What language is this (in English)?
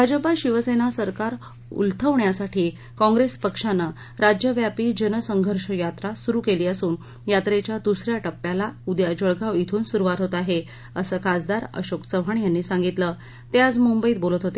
Marathi